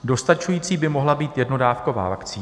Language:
Czech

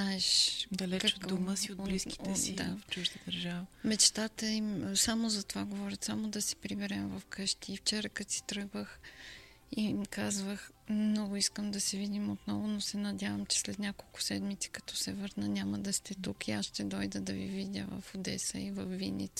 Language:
Bulgarian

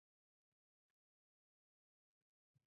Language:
Chinese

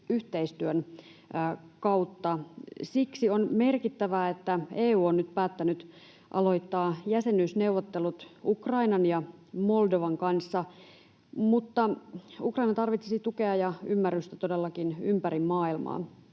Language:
Finnish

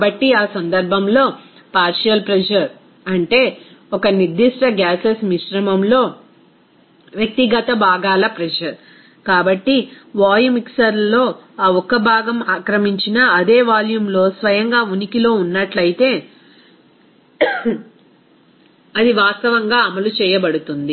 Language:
Telugu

